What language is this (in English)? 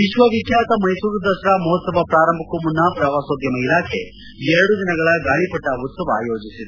Kannada